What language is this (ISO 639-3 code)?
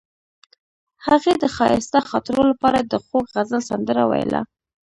pus